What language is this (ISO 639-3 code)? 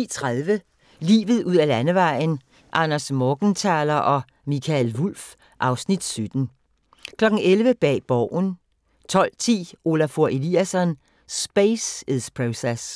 dan